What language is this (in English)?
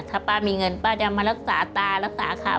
Thai